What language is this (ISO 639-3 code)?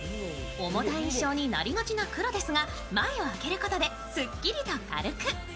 jpn